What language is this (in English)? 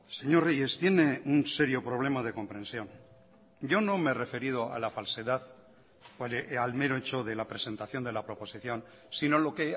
Spanish